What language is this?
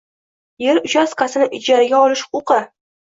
Uzbek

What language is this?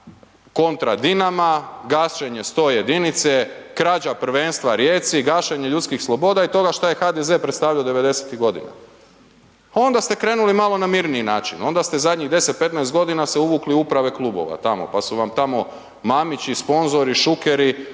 Croatian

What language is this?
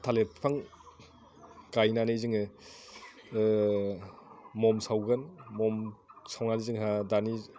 Bodo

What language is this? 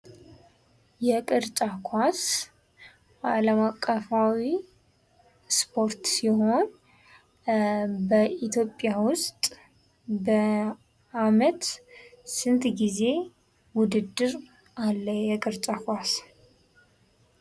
Amharic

